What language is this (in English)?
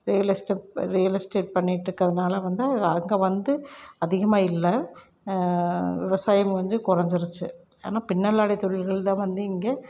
Tamil